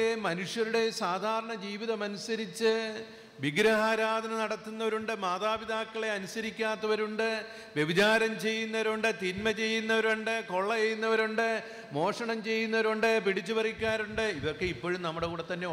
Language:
Malayalam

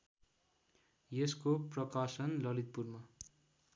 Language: Nepali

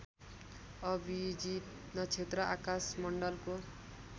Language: Nepali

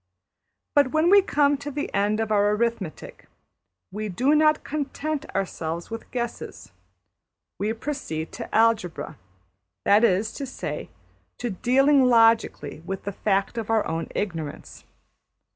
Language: English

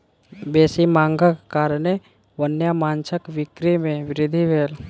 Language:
Maithili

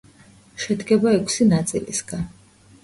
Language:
Georgian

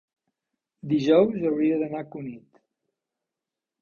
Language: Catalan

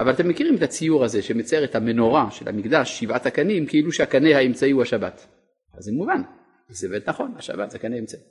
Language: Hebrew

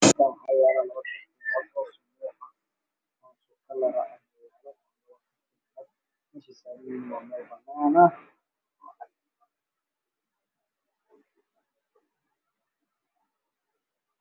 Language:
Somali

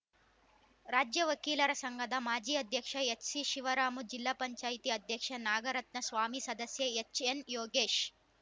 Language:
Kannada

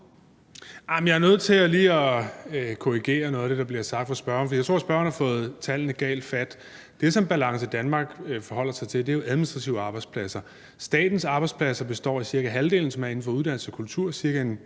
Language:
Danish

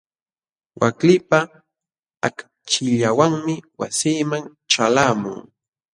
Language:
Jauja Wanca Quechua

